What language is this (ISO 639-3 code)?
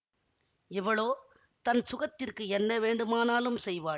tam